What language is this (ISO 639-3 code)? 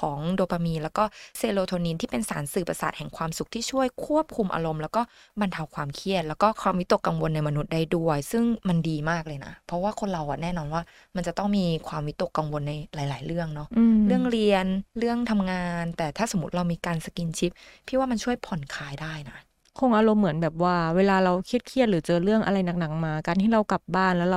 tha